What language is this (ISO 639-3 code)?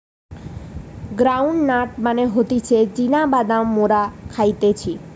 ben